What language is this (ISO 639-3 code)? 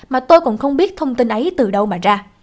vie